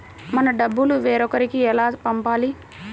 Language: Telugu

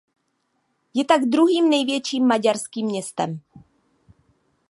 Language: Czech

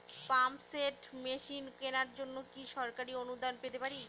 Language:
Bangla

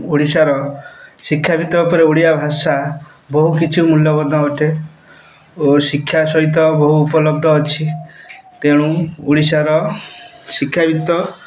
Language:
Odia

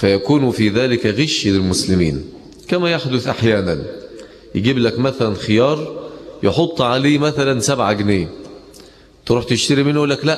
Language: Arabic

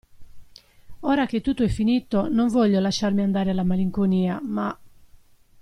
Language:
Italian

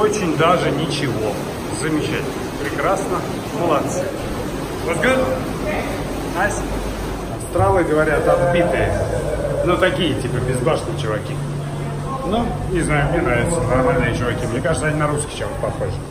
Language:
Russian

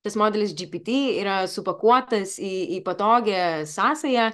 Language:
Lithuanian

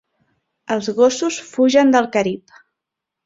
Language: Catalan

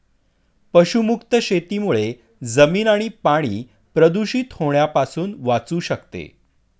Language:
Marathi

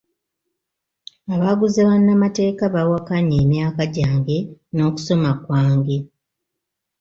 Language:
Ganda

